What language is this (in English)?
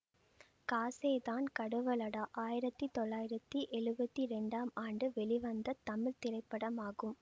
Tamil